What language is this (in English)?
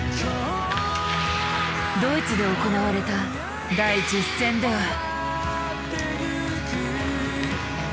Japanese